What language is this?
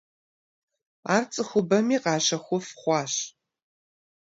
Kabardian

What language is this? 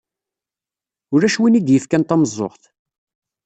Kabyle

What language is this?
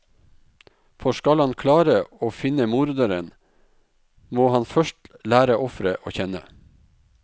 Norwegian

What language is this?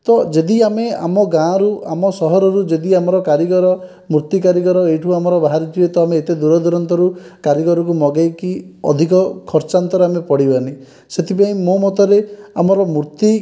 Odia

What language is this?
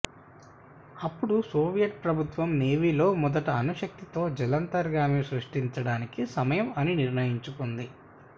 Telugu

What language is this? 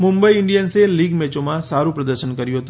Gujarati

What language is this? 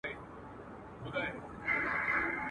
Pashto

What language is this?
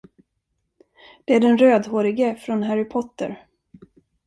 Swedish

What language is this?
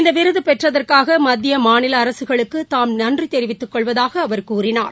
Tamil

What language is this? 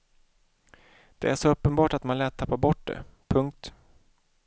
Swedish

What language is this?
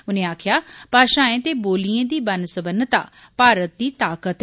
Dogri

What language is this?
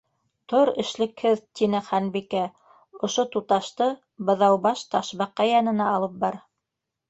Bashkir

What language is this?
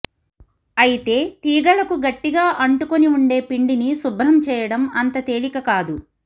Telugu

